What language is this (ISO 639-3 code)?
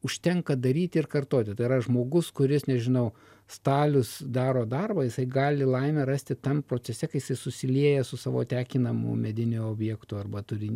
lit